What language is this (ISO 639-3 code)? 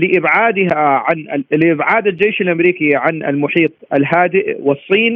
ara